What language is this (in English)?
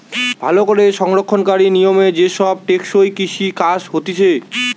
Bangla